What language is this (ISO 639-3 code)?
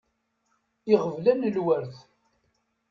kab